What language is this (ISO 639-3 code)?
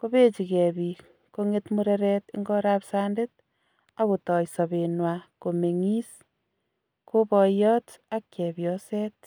kln